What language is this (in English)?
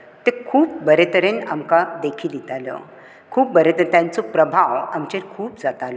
Konkani